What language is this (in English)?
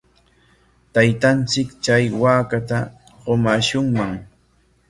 Corongo Ancash Quechua